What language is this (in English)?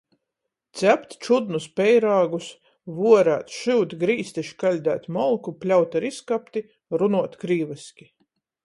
Latgalian